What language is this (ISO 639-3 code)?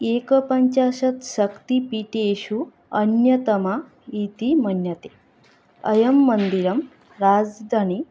san